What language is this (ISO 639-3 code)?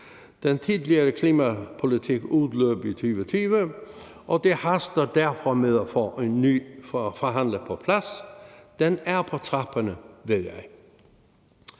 dan